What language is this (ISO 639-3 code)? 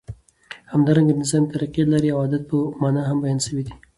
pus